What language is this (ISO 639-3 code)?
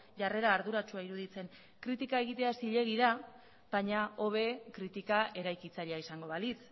eus